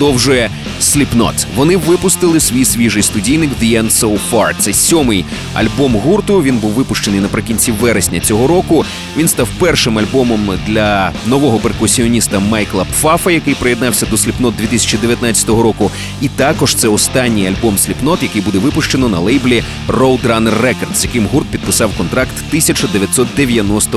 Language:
Ukrainian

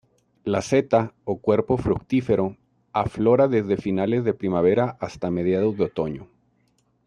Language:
Spanish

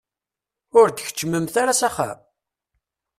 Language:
Kabyle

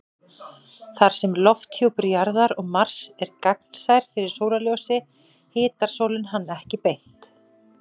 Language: Icelandic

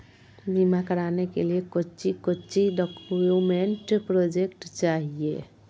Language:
Magahi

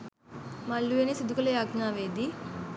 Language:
Sinhala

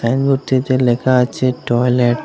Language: Bangla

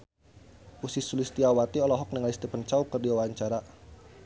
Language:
Sundanese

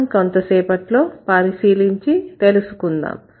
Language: Telugu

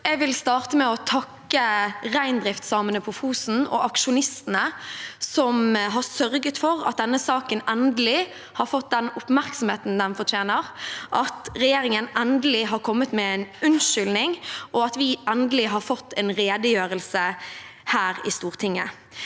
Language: Norwegian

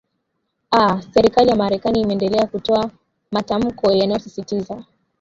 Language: Swahili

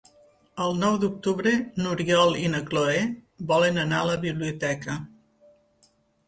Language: Catalan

